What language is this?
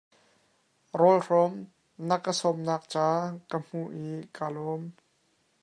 Hakha Chin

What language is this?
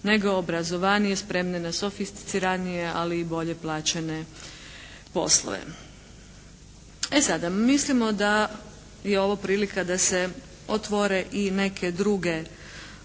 Croatian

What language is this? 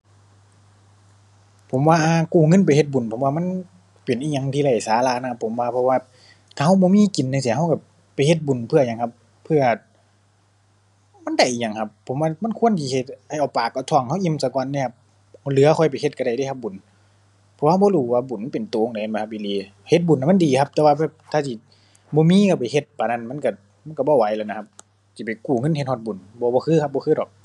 Thai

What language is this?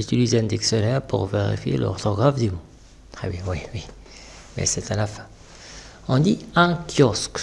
French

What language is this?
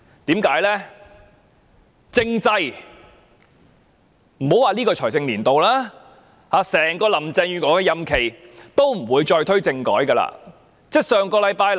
Cantonese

